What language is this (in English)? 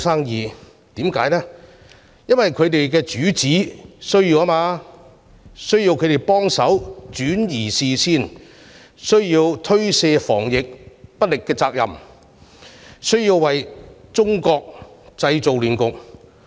Cantonese